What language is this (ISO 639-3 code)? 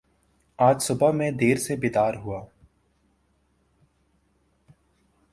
urd